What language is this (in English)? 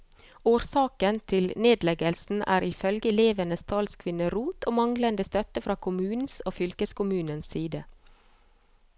Norwegian